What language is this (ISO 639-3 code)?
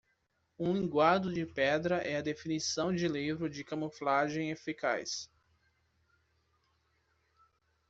por